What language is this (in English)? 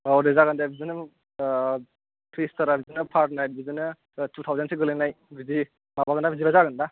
Bodo